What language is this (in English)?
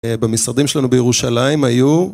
Hebrew